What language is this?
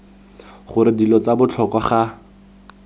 Tswana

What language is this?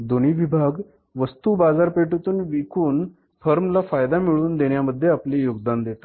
Marathi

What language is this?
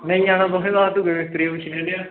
Dogri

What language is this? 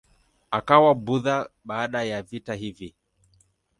Swahili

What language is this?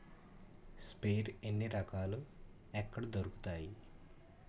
Telugu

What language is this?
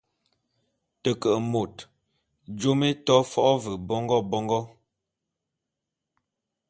Bulu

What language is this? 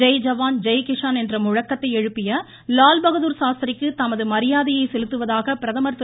Tamil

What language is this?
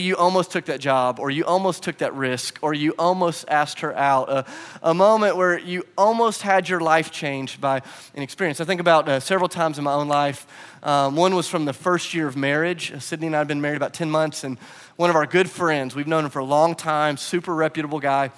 English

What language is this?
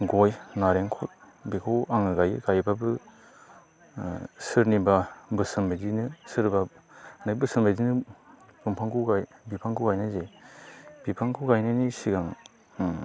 Bodo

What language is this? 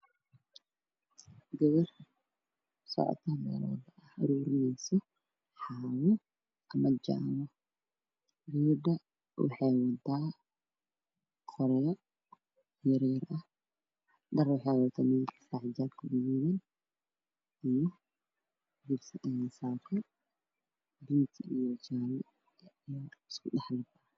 Somali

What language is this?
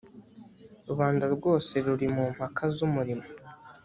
Kinyarwanda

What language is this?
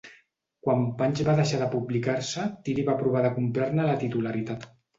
Catalan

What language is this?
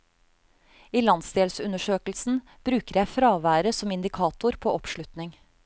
Norwegian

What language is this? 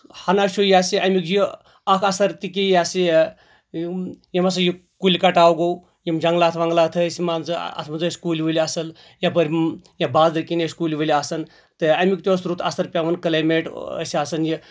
Kashmiri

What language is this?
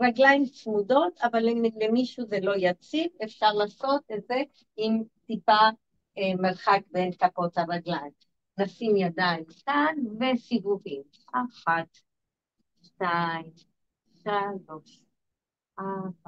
Hebrew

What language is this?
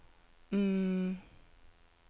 Norwegian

